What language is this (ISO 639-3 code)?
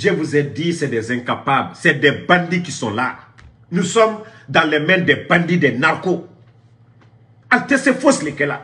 fra